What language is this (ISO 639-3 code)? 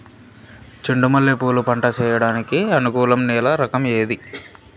tel